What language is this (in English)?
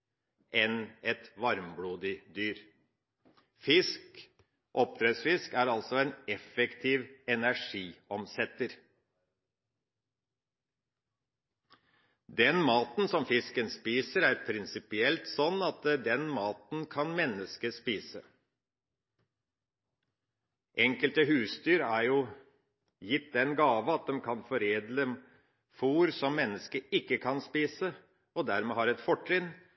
Norwegian Bokmål